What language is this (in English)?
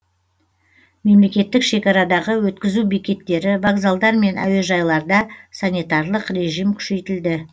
Kazakh